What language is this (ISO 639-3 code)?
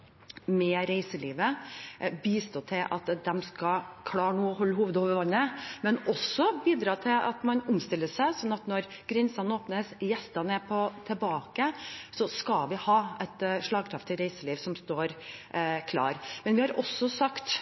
nob